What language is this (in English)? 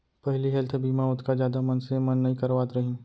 Chhattisgarhi